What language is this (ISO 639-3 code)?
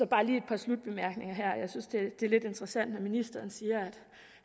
dan